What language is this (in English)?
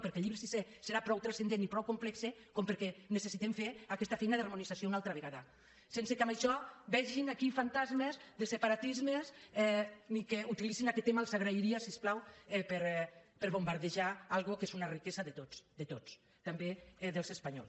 Catalan